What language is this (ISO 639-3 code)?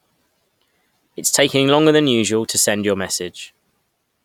eng